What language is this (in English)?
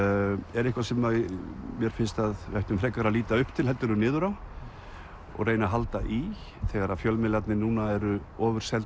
Icelandic